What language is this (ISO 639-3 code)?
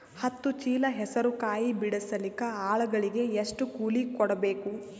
kan